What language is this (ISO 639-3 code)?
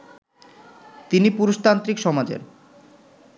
ben